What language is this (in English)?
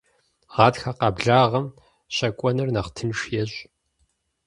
Kabardian